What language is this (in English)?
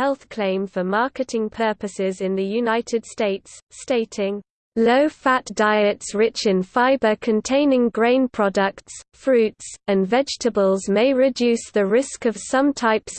English